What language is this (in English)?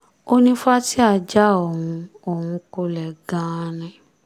Yoruba